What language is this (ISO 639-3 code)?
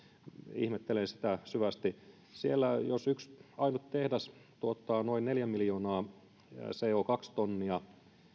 fin